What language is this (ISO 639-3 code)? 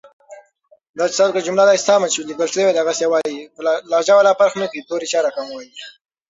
pus